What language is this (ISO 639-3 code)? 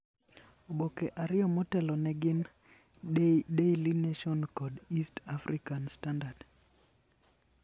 luo